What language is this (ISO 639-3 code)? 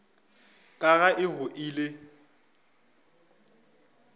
nso